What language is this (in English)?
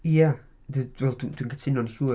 Welsh